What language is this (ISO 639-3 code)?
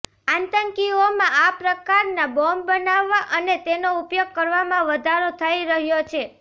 guj